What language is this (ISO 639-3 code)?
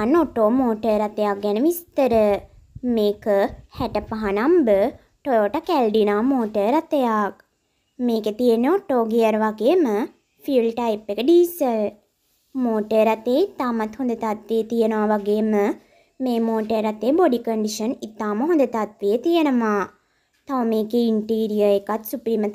ita